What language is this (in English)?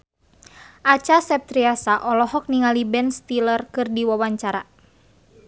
Sundanese